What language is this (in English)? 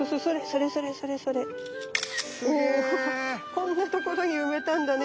Japanese